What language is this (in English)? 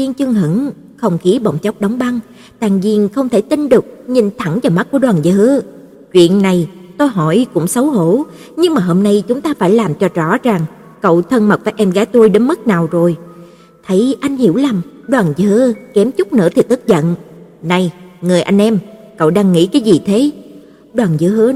Vietnamese